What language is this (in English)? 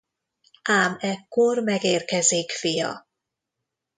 Hungarian